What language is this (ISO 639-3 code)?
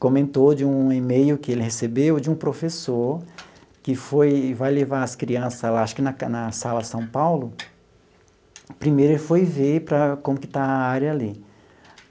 por